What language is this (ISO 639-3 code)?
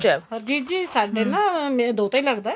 pan